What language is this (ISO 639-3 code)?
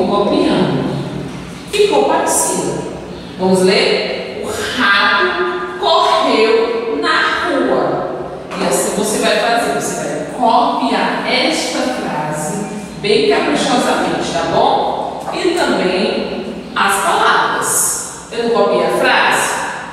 por